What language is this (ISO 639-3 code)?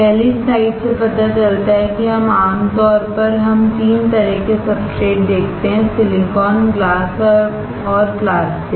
hin